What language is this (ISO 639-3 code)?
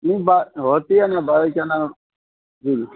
urd